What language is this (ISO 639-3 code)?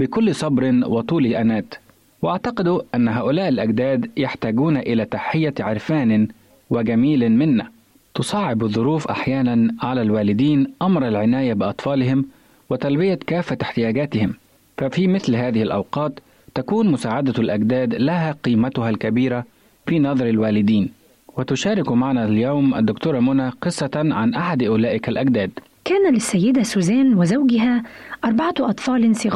ara